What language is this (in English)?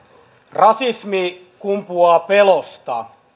Finnish